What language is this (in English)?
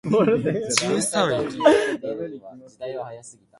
Japanese